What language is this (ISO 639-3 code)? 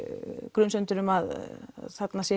isl